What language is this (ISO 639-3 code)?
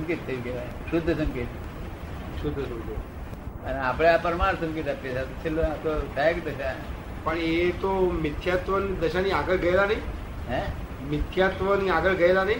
guj